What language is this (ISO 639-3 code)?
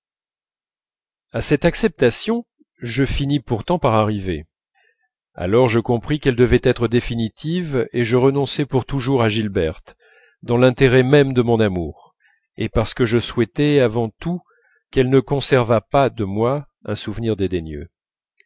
fra